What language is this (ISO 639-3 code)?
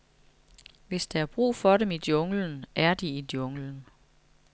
dan